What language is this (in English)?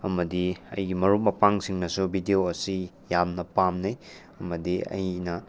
Manipuri